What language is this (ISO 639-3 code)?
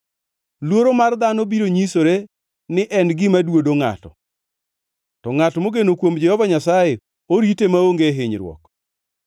luo